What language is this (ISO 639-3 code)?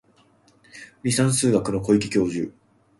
jpn